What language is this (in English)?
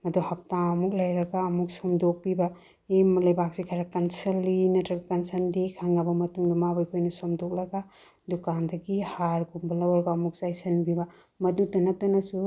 Manipuri